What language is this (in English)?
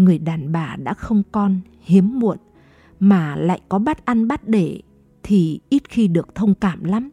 Vietnamese